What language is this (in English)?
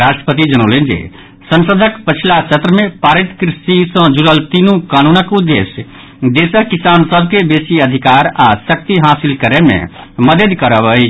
Maithili